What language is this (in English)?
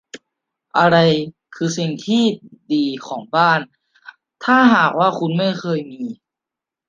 Thai